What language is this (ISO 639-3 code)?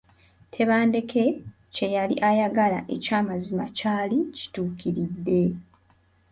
lug